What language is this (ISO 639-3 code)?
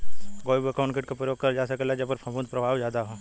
bho